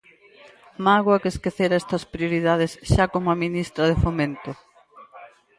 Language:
Galician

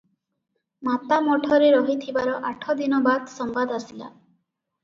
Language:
Odia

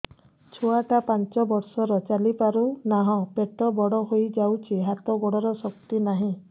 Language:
Odia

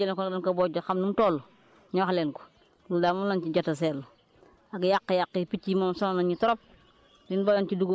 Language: Wolof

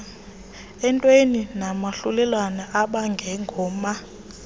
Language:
Xhosa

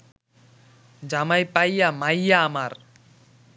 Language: Bangla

